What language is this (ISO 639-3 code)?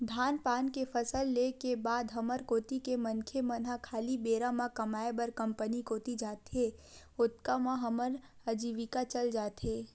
hne